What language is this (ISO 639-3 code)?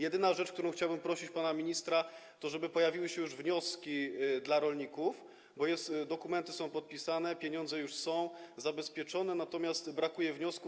pol